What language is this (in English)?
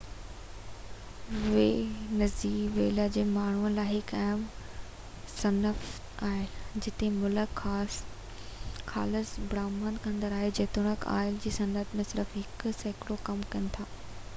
Sindhi